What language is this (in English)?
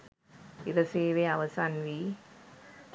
Sinhala